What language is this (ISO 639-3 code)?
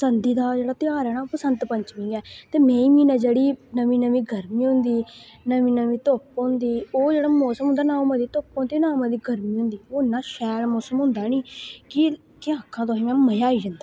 doi